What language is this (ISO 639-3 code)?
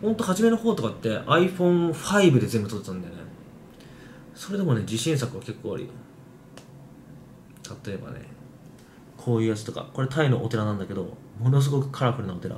jpn